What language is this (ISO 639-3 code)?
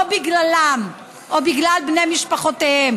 heb